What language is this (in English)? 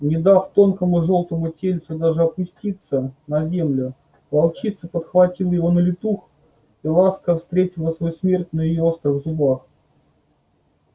Russian